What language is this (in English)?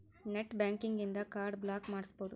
Kannada